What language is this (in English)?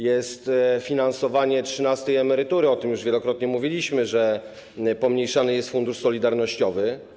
Polish